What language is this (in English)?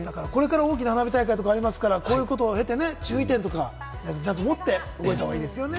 Japanese